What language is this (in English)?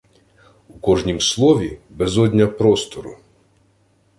Ukrainian